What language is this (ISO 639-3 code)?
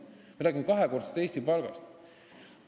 est